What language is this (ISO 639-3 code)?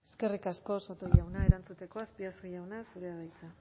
eus